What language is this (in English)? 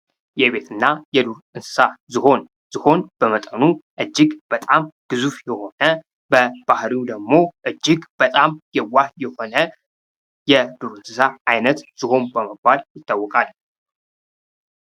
Amharic